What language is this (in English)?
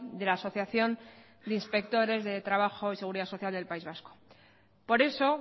Spanish